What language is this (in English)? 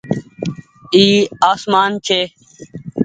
Goaria